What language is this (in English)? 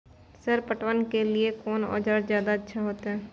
Maithili